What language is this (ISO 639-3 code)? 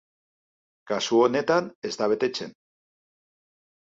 eus